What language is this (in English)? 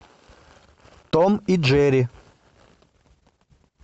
Russian